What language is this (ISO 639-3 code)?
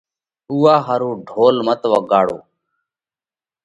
kvx